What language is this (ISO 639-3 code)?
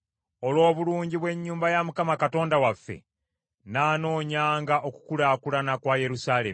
lug